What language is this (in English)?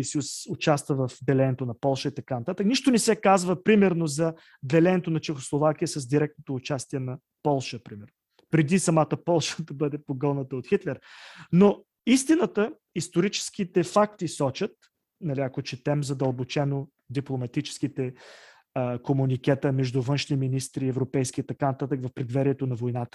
Bulgarian